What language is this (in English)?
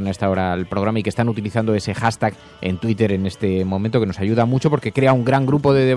Spanish